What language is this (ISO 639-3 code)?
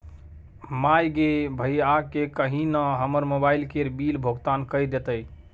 mai